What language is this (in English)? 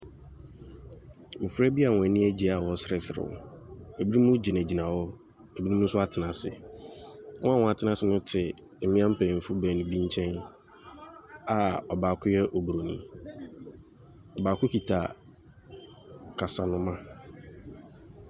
Akan